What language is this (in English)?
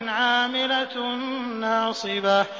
Arabic